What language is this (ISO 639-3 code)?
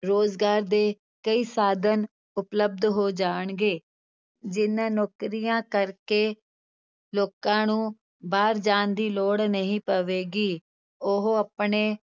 pan